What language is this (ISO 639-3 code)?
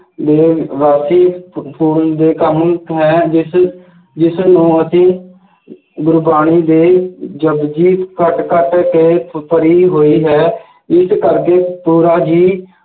pan